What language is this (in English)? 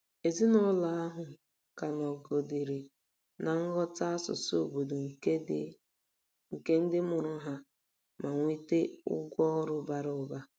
Igbo